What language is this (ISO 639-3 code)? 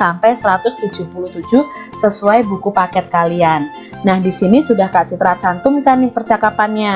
ind